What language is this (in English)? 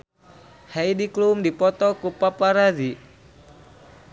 Sundanese